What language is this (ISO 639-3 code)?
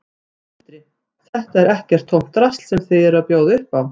isl